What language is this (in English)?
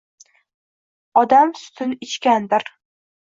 Uzbek